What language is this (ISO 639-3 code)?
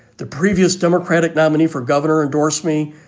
eng